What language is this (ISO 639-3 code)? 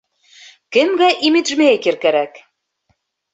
bak